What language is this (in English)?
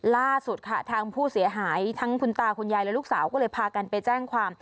Thai